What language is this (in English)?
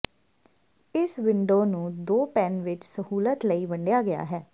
Punjabi